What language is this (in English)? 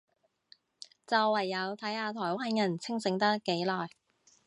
Cantonese